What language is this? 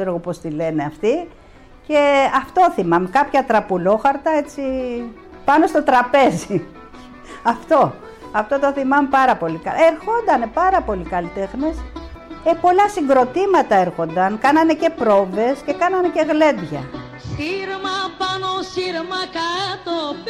Greek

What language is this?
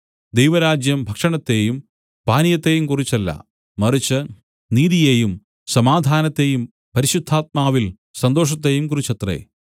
Malayalam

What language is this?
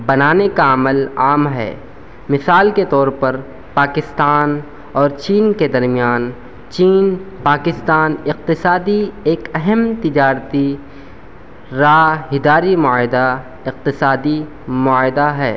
Urdu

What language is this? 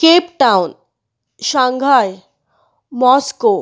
Konkani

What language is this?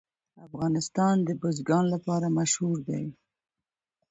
Pashto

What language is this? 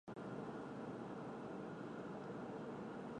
Chinese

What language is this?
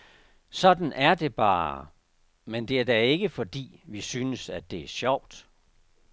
Danish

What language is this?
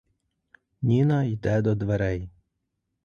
Ukrainian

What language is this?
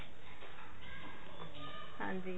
Punjabi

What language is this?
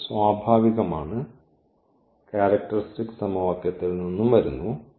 Malayalam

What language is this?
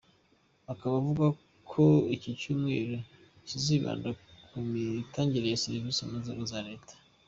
Kinyarwanda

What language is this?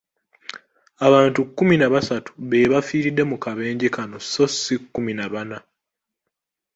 Ganda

